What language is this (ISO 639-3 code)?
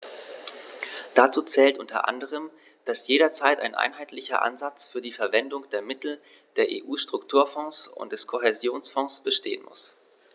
deu